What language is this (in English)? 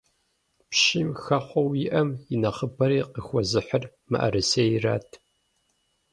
Kabardian